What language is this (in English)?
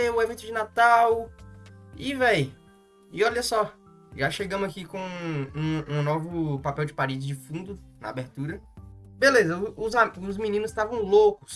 Portuguese